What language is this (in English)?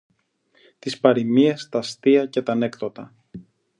Greek